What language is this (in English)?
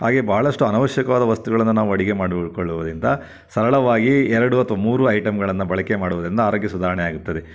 Kannada